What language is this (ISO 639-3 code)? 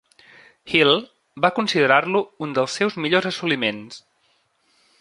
cat